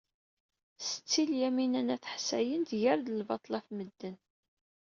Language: Kabyle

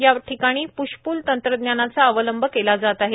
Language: Marathi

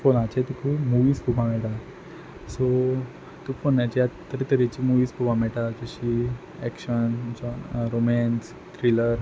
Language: Konkani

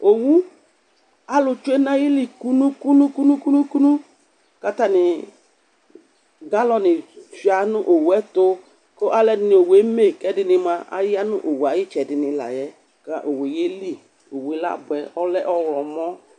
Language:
Ikposo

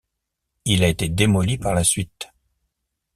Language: French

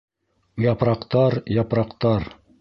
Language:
Bashkir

